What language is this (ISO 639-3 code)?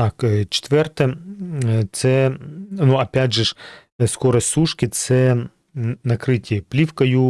ukr